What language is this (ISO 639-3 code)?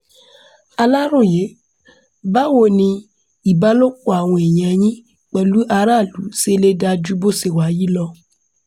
yor